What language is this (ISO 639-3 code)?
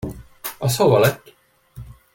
hun